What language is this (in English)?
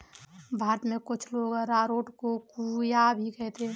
Hindi